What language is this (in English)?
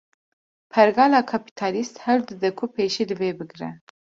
Kurdish